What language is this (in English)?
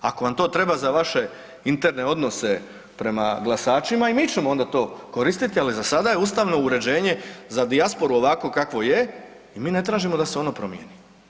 Croatian